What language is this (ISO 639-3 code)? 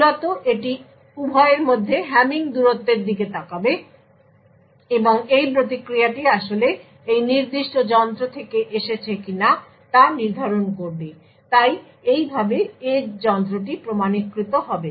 ben